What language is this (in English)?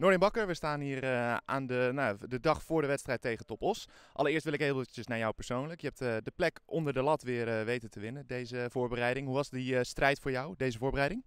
Dutch